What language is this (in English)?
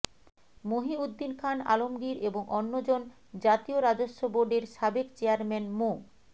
Bangla